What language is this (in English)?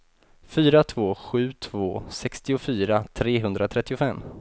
Swedish